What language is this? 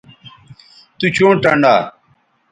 Bateri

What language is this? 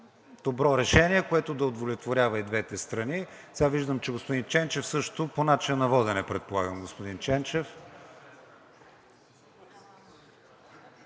Bulgarian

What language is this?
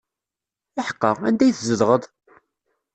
Kabyle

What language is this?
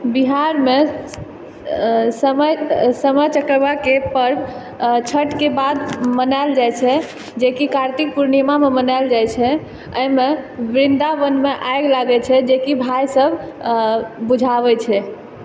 Maithili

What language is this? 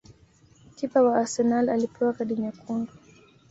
Swahili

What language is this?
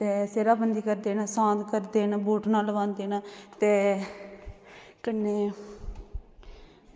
Dogri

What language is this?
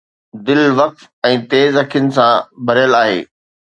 Sindhi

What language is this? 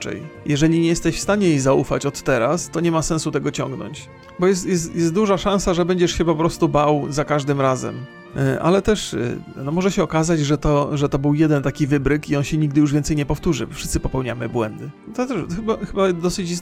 Polish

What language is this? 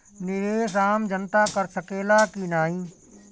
Bhojpuri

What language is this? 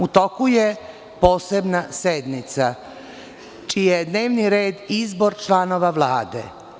Serbian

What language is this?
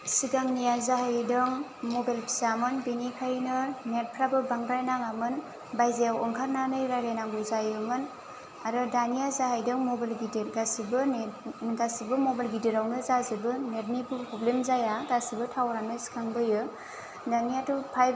Bodo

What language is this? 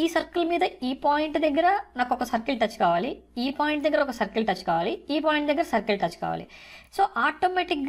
English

